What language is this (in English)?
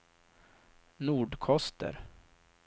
Swedish